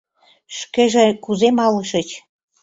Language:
Mari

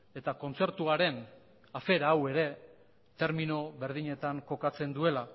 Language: Basque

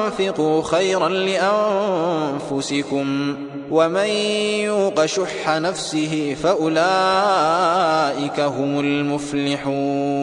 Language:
Arabic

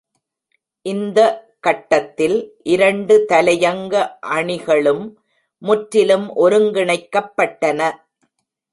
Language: Tamil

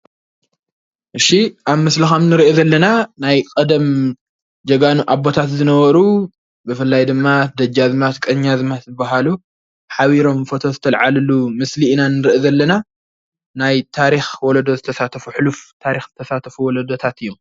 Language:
Tigrinya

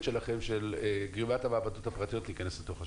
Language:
Hebrew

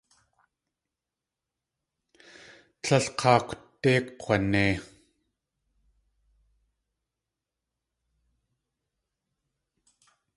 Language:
Tlingit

